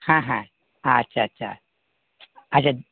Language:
Bangla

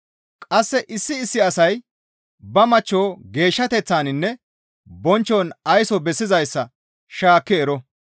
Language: Gamo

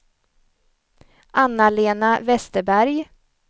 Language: Swedish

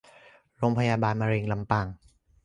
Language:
Thai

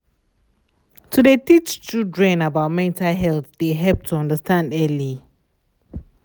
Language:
Nigerian Pidgin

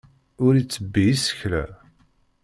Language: Kabyle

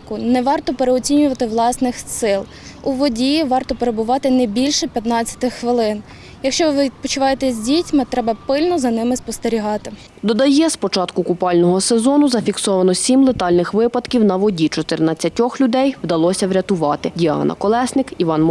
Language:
Ukrainian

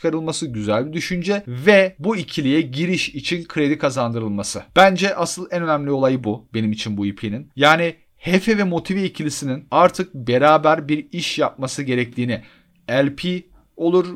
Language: Turkish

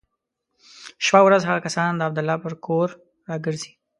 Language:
Pashto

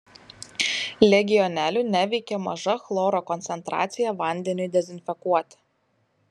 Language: Lithuanian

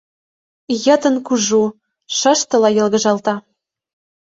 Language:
Mari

